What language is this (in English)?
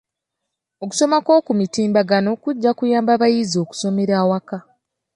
Ganda